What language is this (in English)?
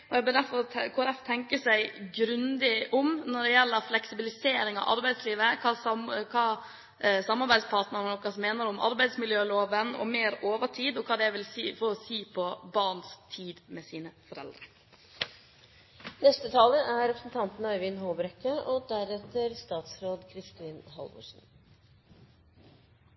Norwegian Bokmål